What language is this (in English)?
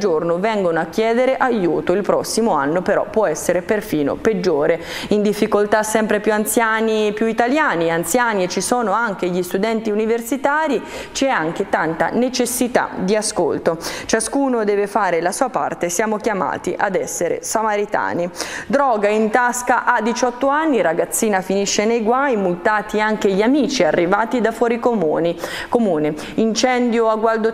Italian